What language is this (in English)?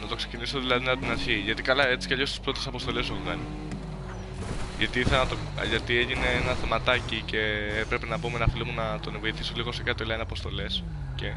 Greek